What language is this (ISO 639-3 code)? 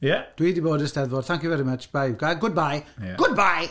cym